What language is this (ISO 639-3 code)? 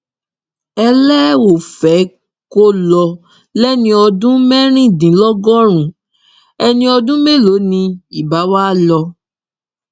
yor